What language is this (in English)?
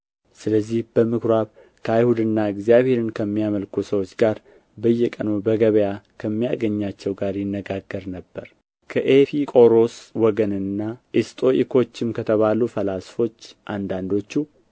Amharic